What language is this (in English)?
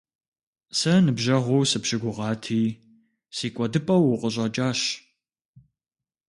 Kabardian